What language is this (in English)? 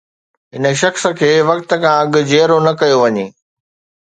Sindhi